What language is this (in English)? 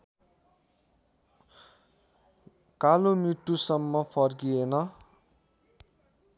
Nepali